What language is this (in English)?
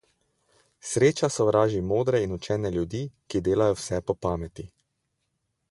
Slovenian